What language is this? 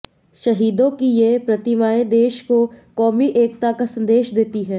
Hindi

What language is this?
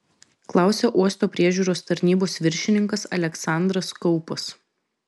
Lithuanian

